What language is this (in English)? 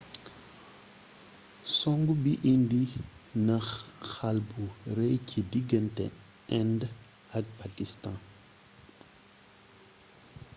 Wolof